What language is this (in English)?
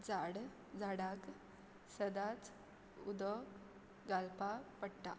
Konkani